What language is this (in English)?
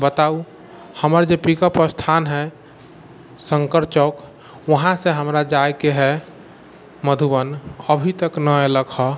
Maithili